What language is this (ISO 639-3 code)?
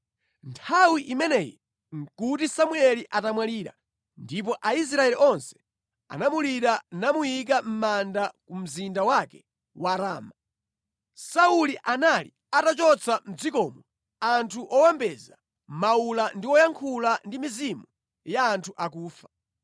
nya